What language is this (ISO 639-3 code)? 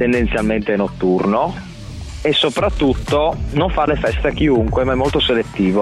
ita